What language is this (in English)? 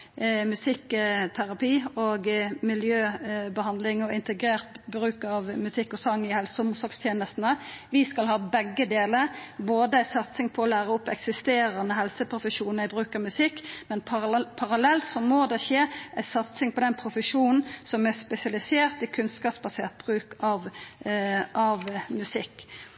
Norwegian Nynorsk